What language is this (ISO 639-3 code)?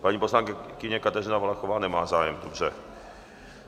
ces